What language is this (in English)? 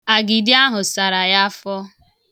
Igbo